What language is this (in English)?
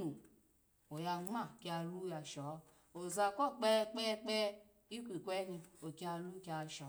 Alago